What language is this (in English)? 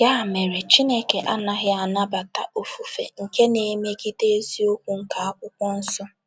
Igbo